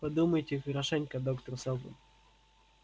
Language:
Russian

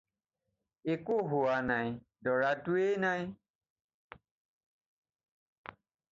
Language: Assamese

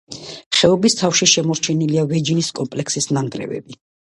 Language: Georgian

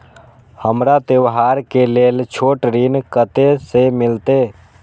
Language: Maithili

